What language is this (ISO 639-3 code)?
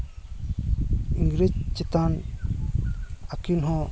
sat